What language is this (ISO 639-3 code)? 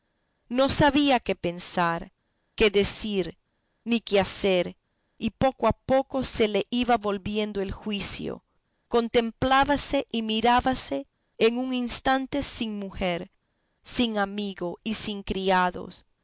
spa